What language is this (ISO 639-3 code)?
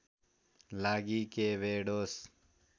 nep